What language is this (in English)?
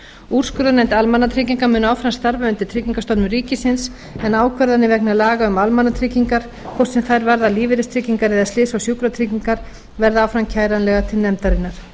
Icelandic